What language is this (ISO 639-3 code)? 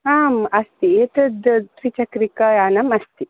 san